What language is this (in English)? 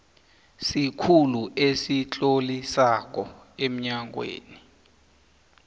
South Ndebele